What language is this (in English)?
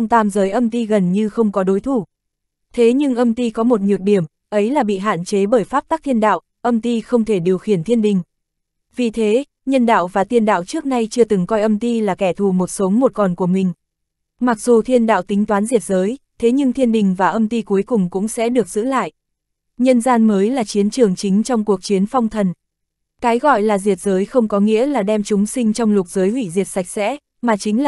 Vietnamese